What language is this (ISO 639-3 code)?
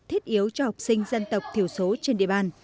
vie